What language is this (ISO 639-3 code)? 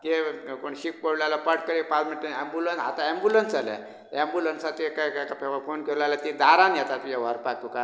kok